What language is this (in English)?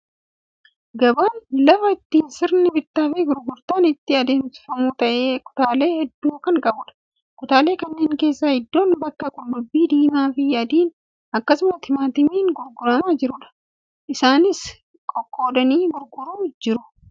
Oromo